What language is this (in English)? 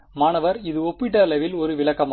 Tamil